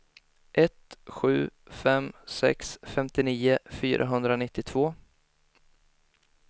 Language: Swedish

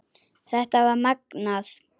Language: Icelandic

